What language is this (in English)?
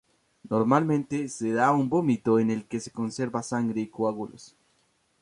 Spanish